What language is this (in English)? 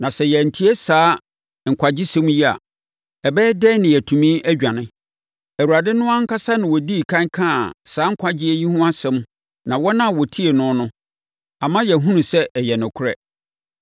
Akan